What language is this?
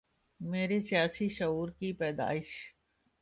Urdu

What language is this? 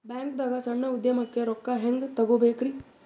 Kannada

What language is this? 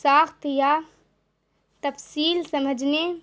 Urdu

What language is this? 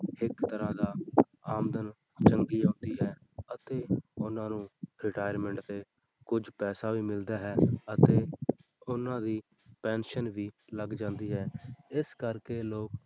Punjabi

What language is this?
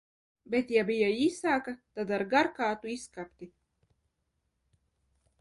Latvian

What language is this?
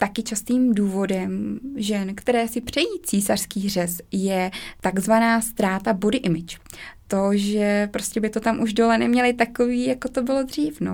Czech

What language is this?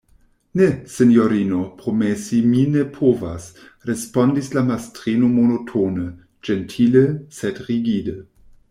Esperanto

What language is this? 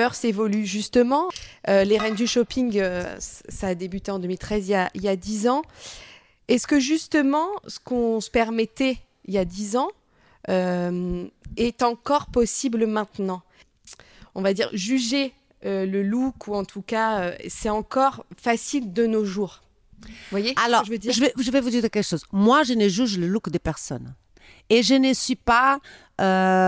French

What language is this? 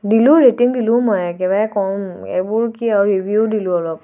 Assamese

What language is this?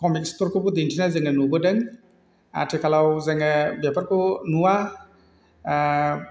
Bodo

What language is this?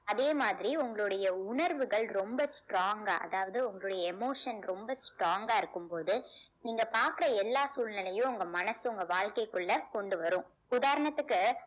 Tamil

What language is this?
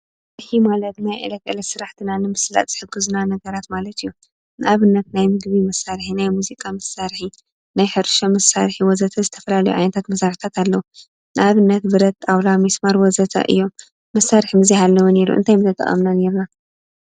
Tigrinya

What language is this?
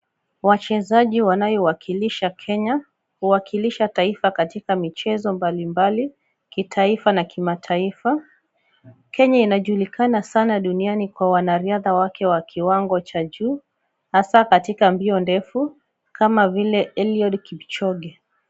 Swahili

